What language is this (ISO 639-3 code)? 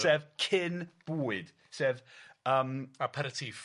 cym